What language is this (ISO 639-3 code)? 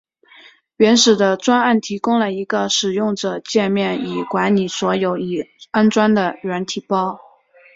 zho